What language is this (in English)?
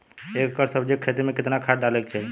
Bhojpuri